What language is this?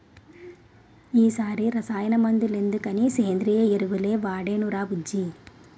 Telugu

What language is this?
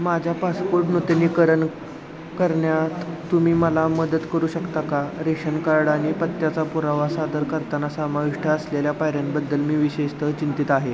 Marathi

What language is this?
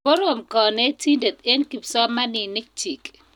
Kalenjin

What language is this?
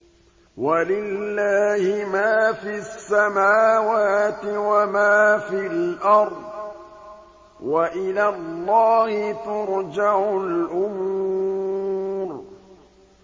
Arabic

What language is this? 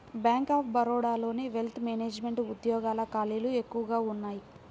Telugu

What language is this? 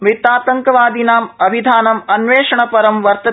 Sanskrit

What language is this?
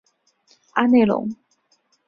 Chinese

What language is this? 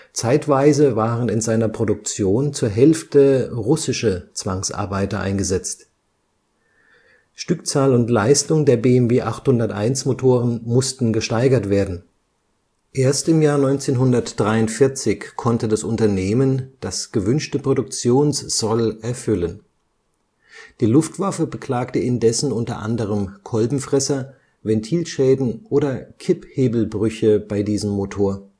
German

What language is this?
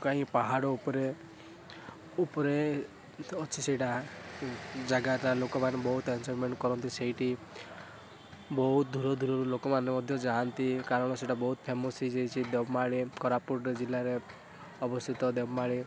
Odia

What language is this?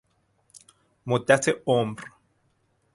Persian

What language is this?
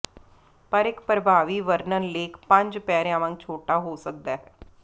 Punjabi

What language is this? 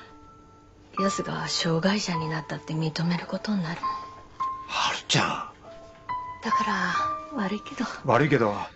Japanese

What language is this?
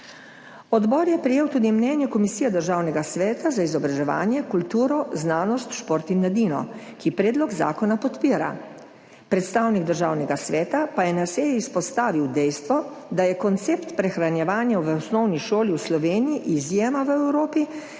Slovenian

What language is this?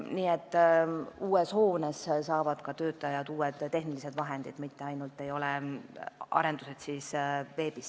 Estonian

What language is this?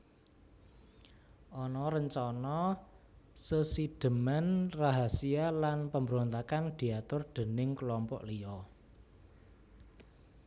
Javanese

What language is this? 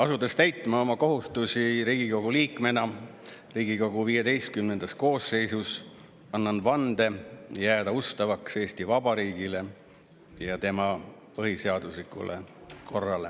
Estonian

